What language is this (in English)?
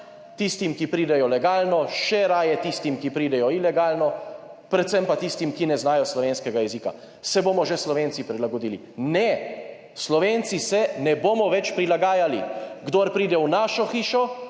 Slovenian